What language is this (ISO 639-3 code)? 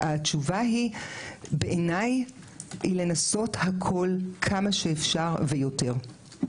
heb